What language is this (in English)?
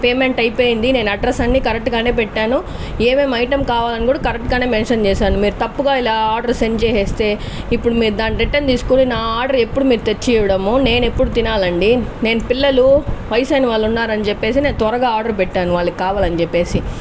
Telugu